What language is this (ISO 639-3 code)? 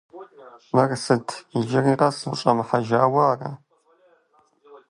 kbd